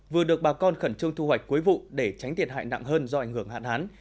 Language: Vietnamese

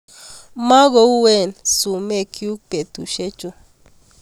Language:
Kalenjin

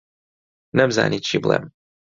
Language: Central Kurdish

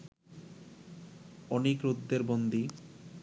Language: Bangla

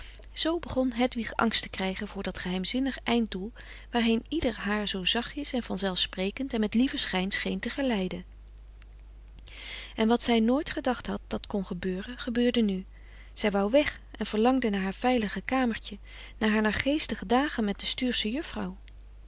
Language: Dutch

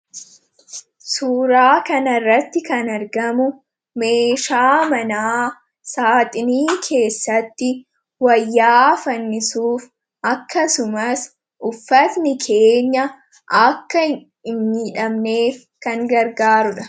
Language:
Oromo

